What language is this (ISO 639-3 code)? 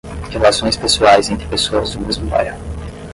por